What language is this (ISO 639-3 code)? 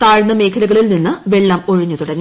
mal